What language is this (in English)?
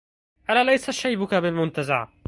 Arabic